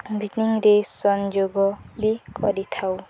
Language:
Odia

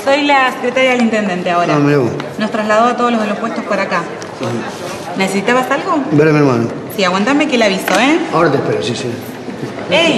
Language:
Spanish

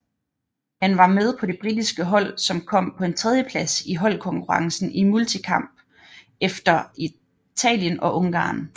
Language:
Danish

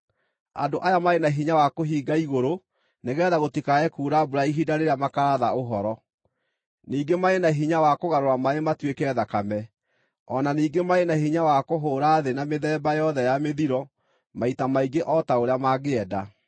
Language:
Kikuyu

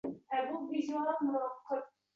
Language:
Uzbek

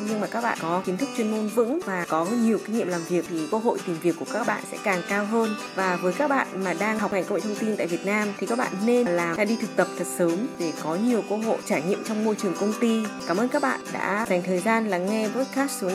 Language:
Vietnamese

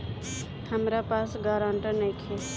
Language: Bhojpuri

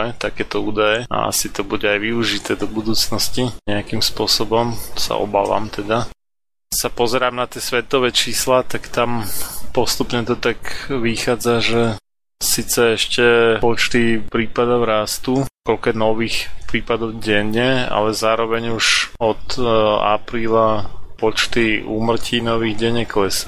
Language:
Slovak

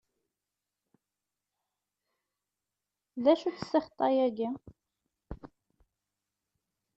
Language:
Kabyle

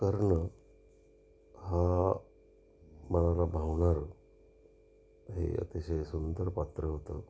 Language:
Marathi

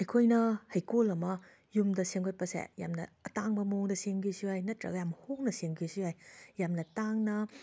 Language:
Manipuri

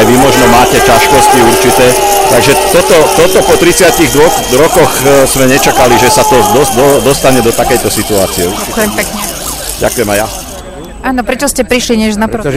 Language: Slovak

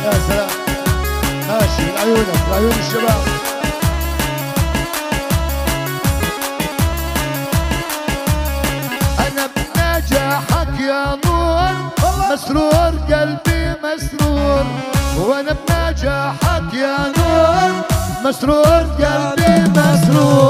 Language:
Arabic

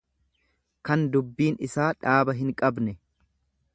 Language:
Oromo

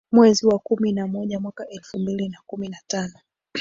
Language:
Swahili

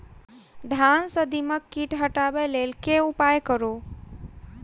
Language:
Maithili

